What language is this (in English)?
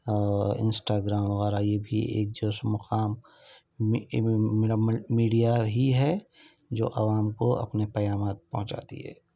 Urdu